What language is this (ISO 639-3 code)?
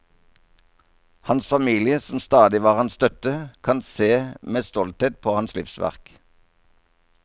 nor